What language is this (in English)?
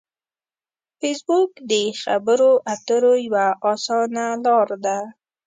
Pashto